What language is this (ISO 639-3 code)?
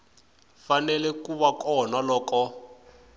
tso